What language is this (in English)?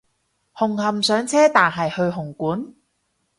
Cantonese